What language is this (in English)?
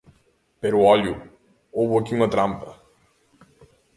Galician